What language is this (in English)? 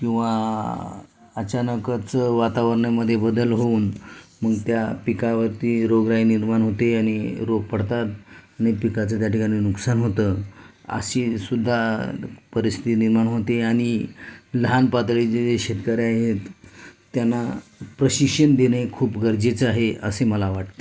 Marathi